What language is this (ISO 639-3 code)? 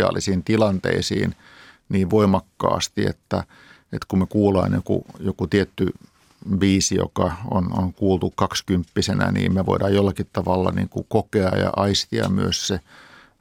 fin